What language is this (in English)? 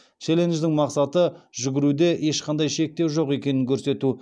Kazakh